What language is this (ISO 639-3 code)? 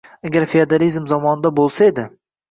uzb